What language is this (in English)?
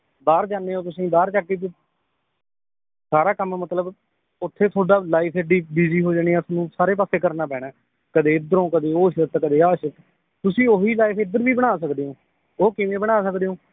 Punjabi